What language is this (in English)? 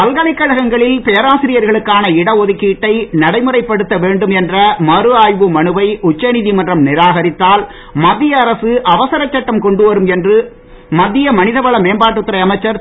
Tamil